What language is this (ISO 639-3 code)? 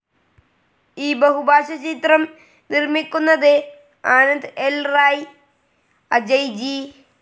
mal